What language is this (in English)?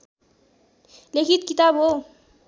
Nepali